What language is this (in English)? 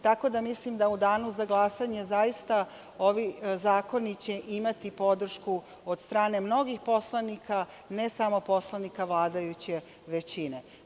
Serbian